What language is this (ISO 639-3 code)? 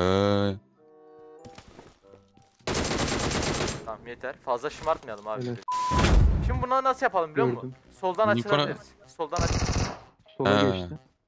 tur